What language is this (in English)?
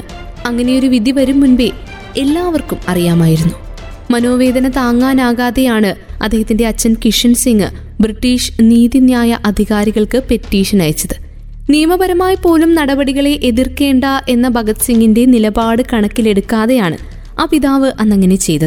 Malayalam